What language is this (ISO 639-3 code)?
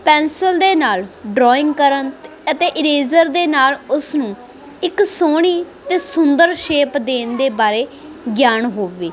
pan